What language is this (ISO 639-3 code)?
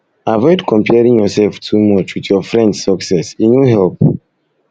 pcm